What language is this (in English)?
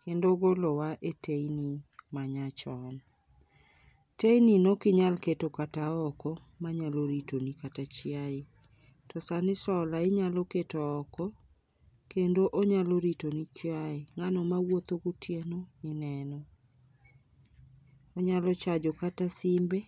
Luo (Kenya and Tanzania)